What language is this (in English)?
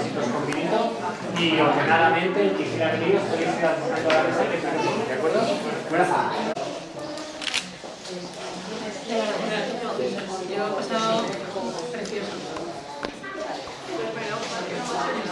Spanish